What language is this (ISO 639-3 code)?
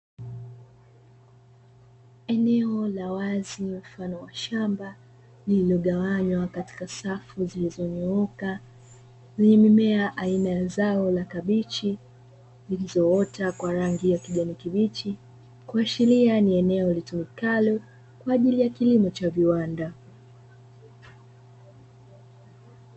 swa